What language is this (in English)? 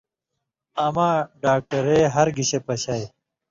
Indus Kohistani